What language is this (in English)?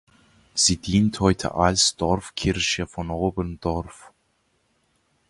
German